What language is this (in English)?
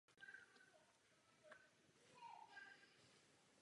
Czech